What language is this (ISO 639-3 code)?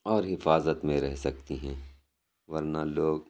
urd